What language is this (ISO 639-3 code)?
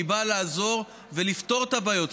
heb